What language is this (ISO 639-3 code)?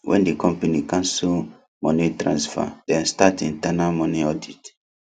pcm